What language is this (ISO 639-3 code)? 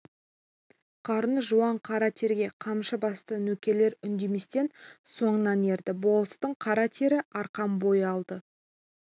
kaz